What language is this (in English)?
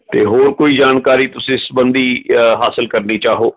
Punjabi